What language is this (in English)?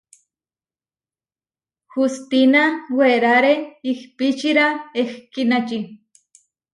Huarijio